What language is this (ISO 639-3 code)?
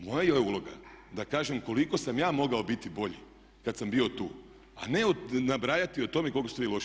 hrv